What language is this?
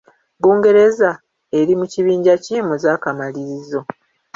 Ganda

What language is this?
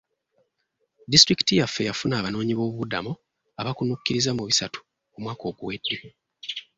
Ganda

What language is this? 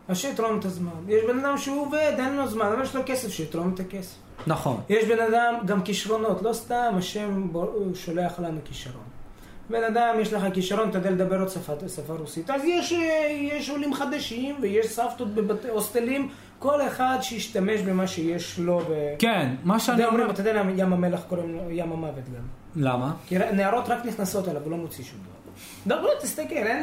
Hebrew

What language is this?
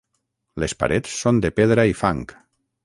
Catalan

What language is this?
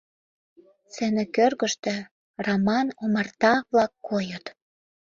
Mari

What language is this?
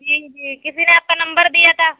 Urdu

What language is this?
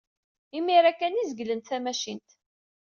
Kabyle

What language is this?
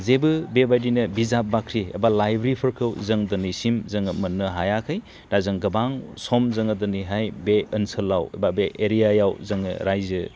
Bodo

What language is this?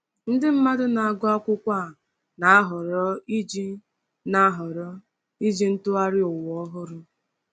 Igbo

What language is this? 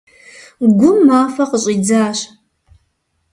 Kabardian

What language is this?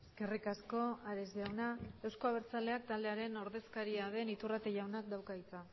Basque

